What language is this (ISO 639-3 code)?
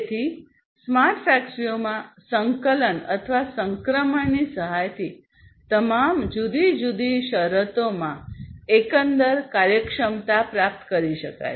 guj